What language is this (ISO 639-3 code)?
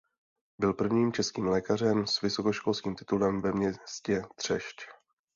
ces